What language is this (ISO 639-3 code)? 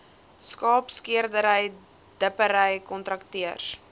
afr